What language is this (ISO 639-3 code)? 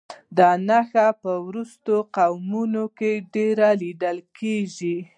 pus